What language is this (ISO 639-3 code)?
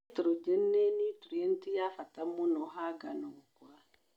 kik